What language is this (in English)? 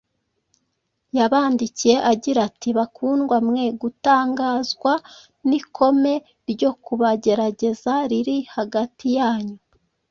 Kinyarwanda